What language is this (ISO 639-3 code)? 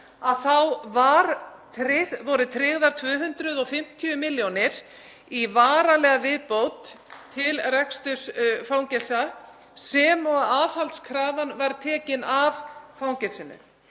isl